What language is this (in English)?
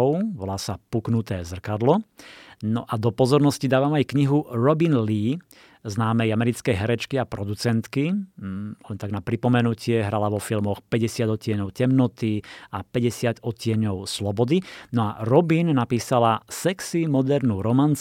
Slovak